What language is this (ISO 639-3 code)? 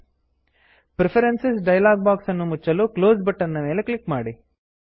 kan